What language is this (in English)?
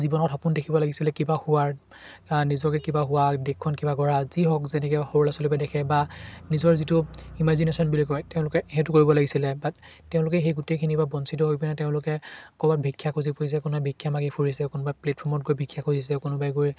Assamese